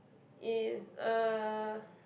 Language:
English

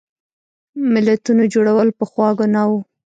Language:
Pashto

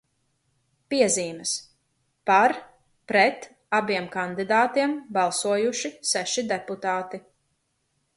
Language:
Latvian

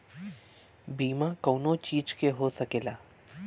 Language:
Bhojpuri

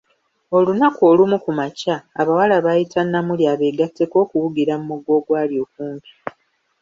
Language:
Ganda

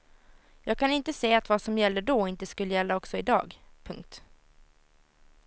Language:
Swedish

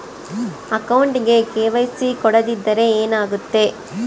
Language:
Kannada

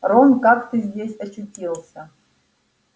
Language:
Russian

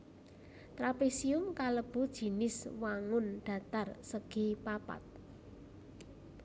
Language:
Javanese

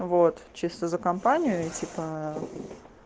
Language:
Russian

